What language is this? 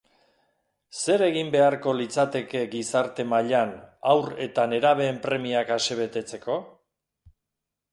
Basque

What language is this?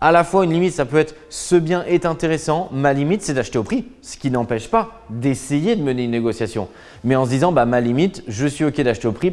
French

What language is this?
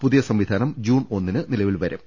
Malayalam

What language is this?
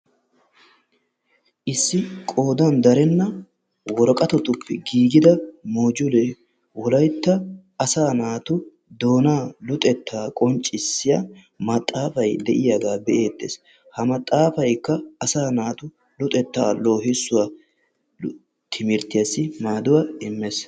Wolaytta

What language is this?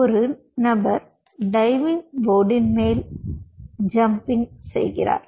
Tamil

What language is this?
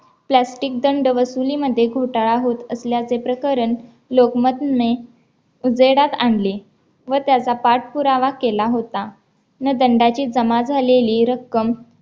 Marathi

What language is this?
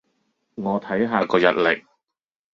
Cantonese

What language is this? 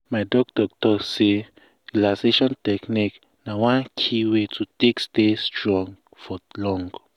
Nigerian Pidgin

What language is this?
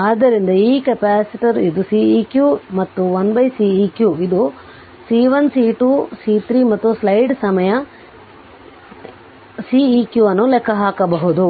Kannada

